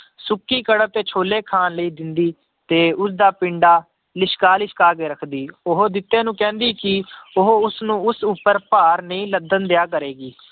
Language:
Punjabi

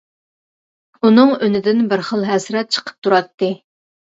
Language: Uyghur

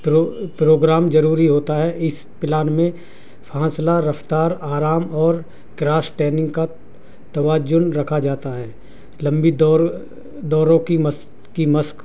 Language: Urdu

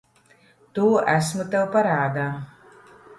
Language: Latvian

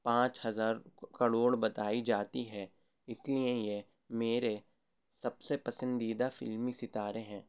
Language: Urdu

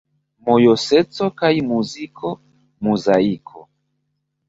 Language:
Esperanto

